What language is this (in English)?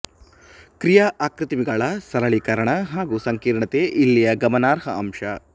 Kannada